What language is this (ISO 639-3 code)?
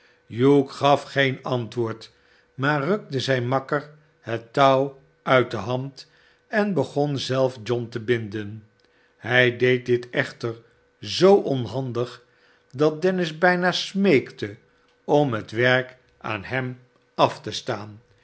nld